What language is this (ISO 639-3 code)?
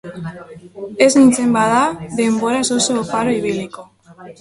eus